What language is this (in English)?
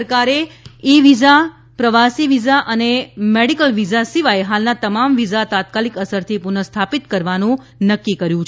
Gujarati